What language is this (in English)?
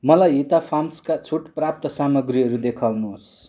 Nepali